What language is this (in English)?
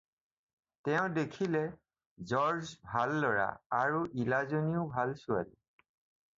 Assamese